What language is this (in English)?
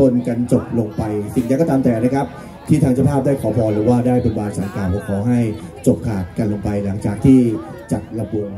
Thai